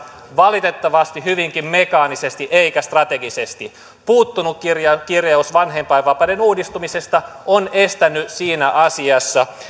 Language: Finnish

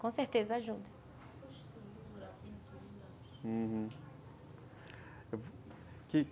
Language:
Portuguese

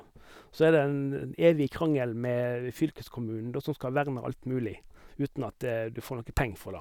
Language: Norwegian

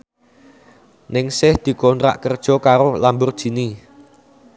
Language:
Javanese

